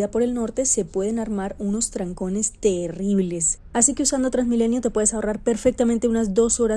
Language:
Spanish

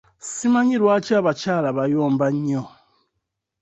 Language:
Ganda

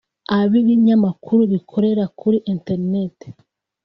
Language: Kinyarwanda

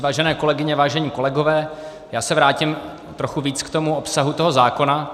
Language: Czech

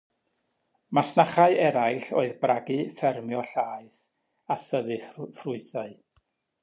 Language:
Welsh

